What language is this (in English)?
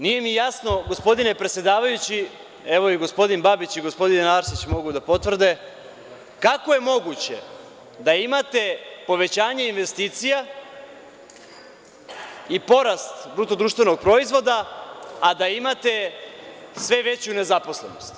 Serbian